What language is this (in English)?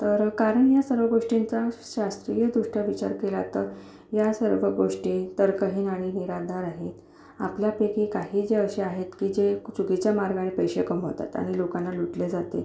Marathi